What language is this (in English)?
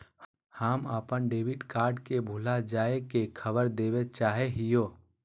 Magahi